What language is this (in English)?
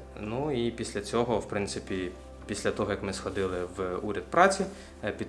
Ukrainian